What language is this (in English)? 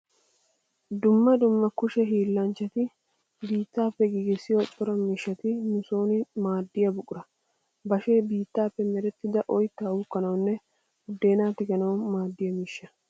Wolaytta